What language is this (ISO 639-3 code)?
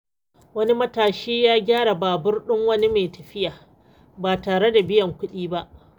hau